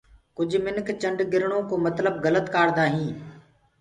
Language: Gurgula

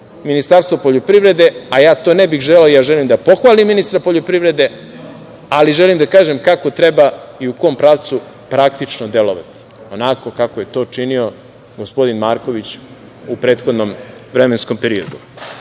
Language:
Serbian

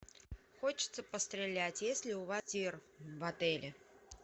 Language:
Russian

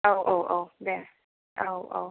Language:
Bodo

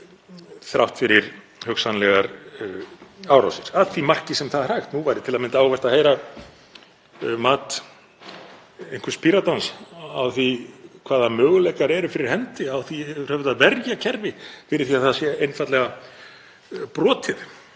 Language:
Icelandic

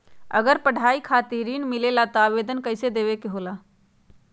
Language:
Magahi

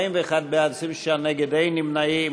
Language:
Hebrew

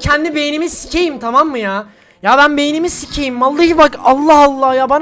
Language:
Turkish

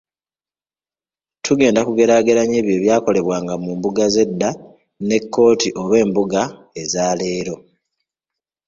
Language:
Ganda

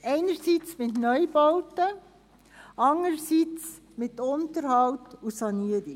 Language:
Swiss German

